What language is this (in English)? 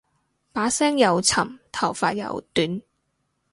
Cantonese